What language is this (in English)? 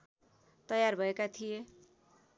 Nepali